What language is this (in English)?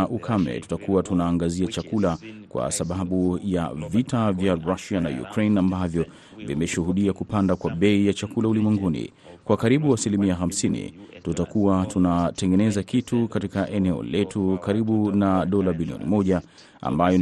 Swahili